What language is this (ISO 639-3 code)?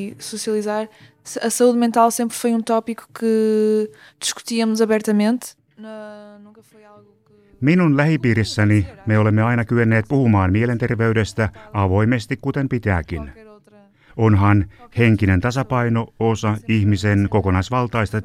fin